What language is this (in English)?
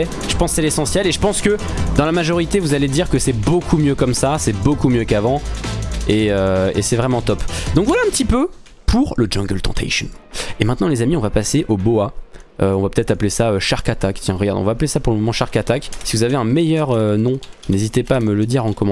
French